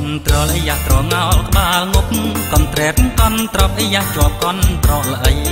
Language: Thai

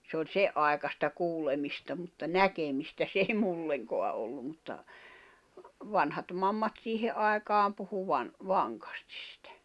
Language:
Finnish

